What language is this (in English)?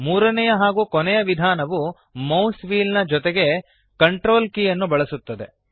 Kannada